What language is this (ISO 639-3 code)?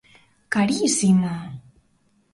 glg